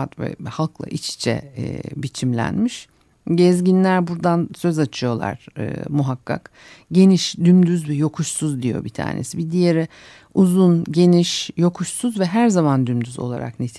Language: Turkish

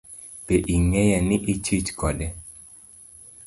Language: Luo (Kenya and Tanzania)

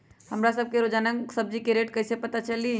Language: Magahi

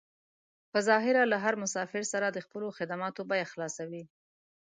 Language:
Pashto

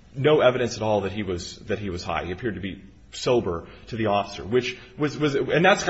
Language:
English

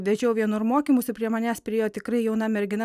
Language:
Lithuanian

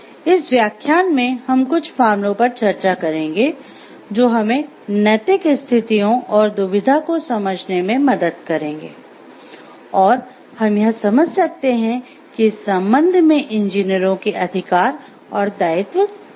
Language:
Hindi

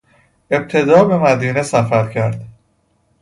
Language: Persian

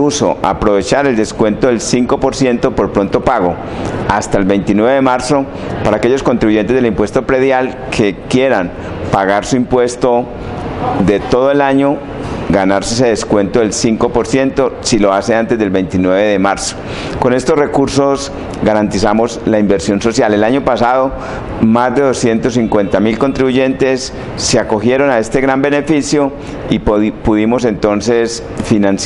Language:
Spanish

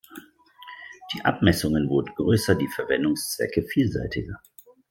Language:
German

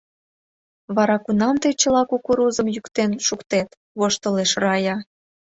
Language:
Mari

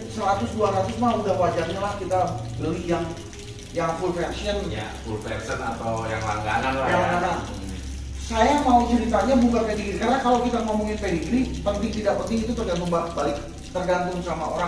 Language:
Indonesian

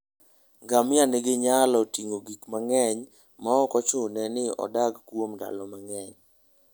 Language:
Luo (Kenya and Tanzania)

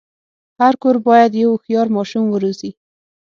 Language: Pashto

